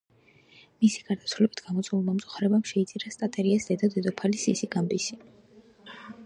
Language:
Georgian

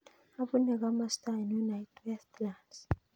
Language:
Kalenjin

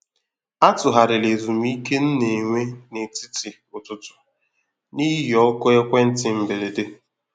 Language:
Igbo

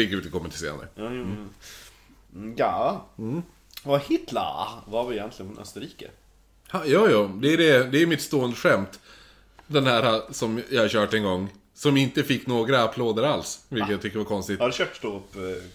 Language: Swedish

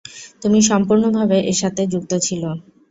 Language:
Bangla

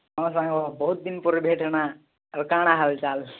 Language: Odia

